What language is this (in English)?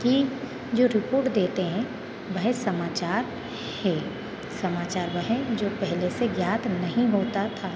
Hindi